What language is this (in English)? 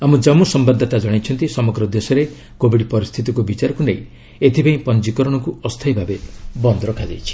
Odia